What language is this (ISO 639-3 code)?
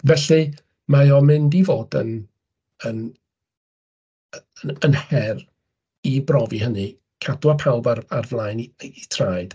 cym